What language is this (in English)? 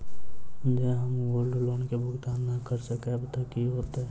Maithili